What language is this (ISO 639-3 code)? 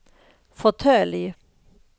swe